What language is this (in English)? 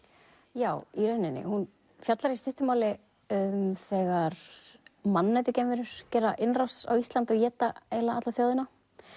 Icelandic